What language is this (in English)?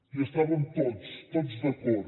Catalan